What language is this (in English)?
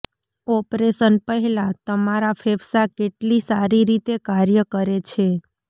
Gujarati